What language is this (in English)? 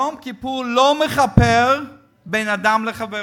Hebrew